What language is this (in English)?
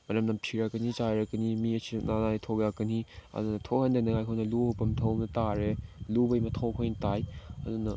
Manipuri